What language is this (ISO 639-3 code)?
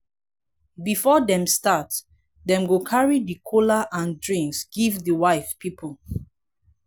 pcm